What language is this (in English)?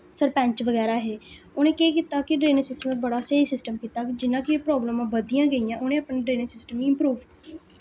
Dogri